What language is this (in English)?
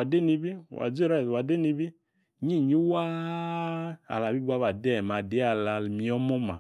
Yace